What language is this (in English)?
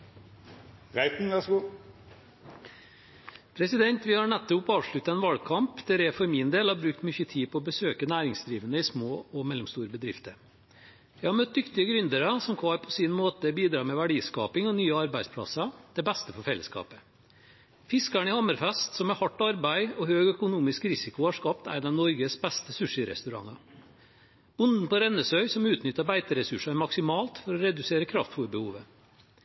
Norwegian